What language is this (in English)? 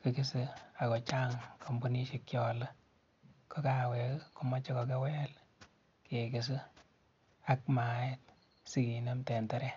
Kalenjin